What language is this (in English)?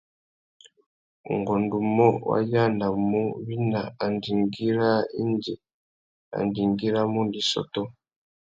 Tuki